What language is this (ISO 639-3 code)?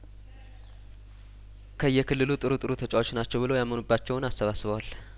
amh